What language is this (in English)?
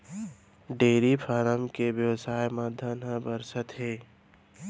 Chhattisgarhi